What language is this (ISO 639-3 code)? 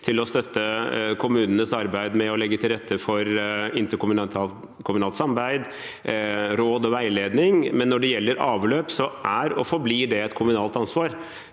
nor